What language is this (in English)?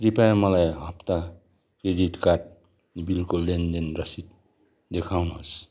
Nepali